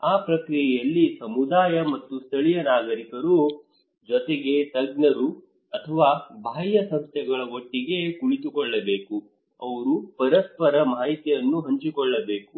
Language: Kannada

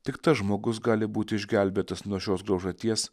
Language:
Lithuanian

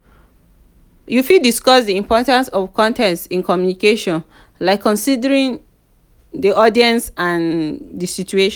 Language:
Nigerian Pidgin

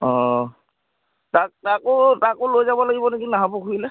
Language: Assamese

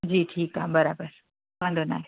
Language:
Sindhi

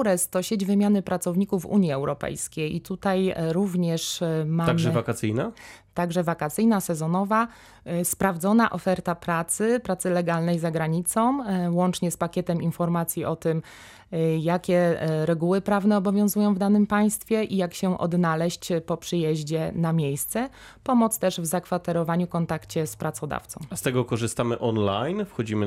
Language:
Polish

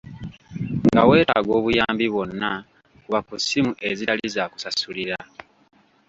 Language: Ganda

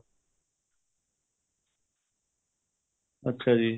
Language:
Punjabi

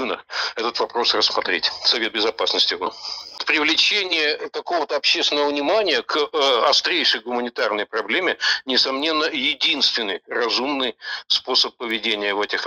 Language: Russian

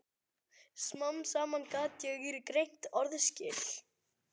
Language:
Icelandic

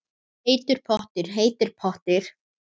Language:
Icelandic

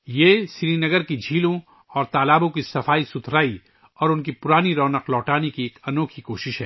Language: Urdu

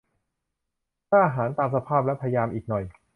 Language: Thai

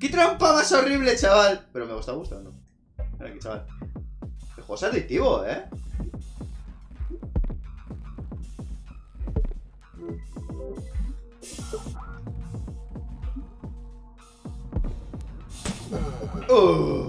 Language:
Spanish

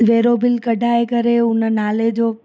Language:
Sindhi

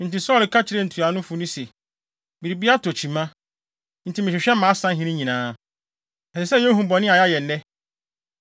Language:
Akan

